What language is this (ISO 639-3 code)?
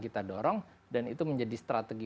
ind